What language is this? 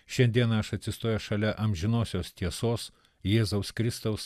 Lithuanian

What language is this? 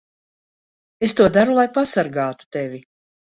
Latvian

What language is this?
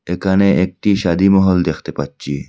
Bangla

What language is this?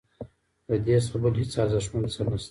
Pashto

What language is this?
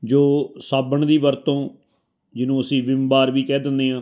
Punjabi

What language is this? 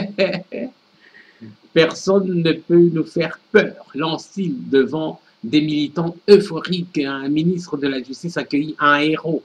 French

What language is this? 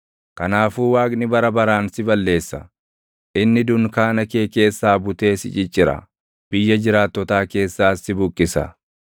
Oromo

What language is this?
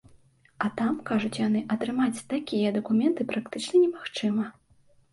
Belarusian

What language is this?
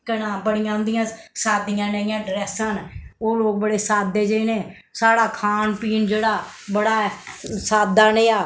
Dogri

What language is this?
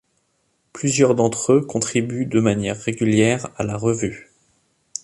French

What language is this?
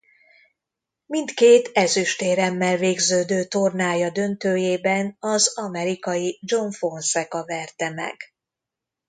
Hungarian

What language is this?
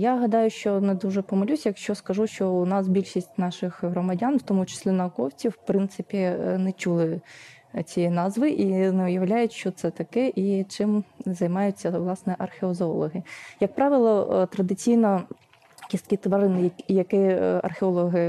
Ukrainian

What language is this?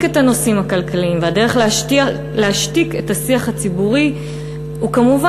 Hebrew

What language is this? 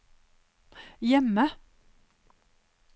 Norwegian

